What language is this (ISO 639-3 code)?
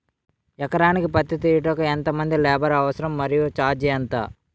tel